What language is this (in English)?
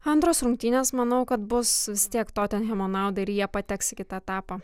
Lithuanian